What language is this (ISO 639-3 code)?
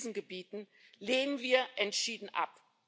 deu